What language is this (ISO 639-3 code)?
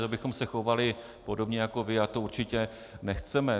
ces